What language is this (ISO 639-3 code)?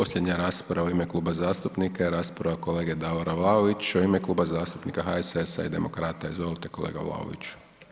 hrv